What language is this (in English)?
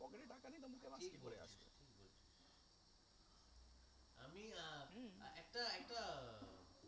Bangla